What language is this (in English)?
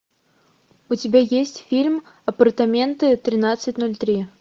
Russian